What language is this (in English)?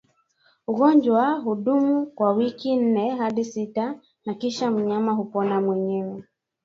Swahili